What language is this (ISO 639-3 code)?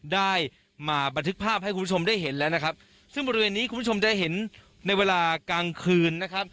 tha